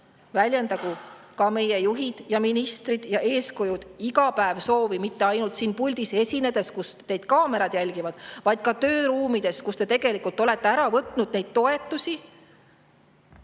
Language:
Estonian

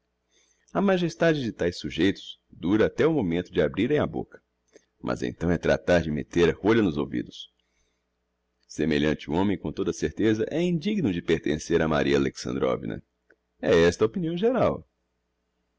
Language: Portuguese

